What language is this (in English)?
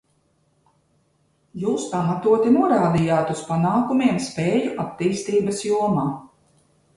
Latvian